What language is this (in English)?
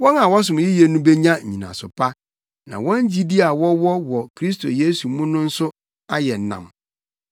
Akan